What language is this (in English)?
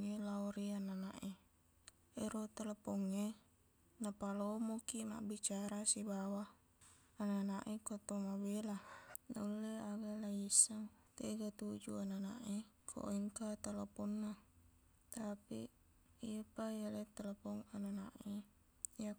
Buginese